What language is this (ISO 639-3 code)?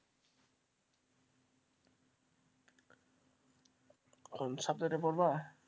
ben